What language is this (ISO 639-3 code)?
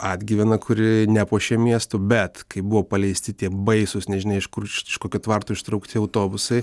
lit